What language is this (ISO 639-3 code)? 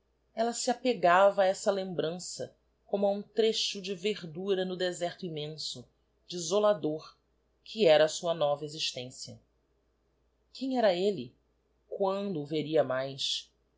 por